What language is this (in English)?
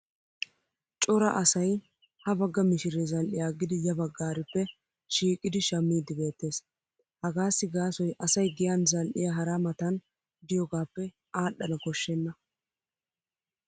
Wolaytta